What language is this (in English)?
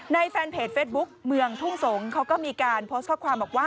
Thai